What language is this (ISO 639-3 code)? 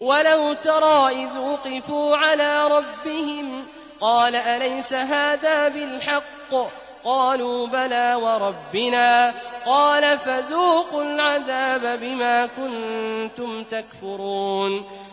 ara